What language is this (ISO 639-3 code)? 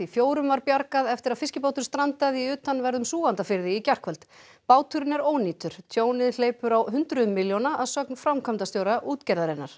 isl